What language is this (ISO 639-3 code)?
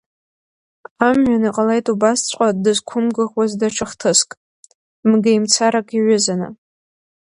abk